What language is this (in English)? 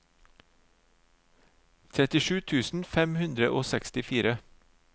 Norwegian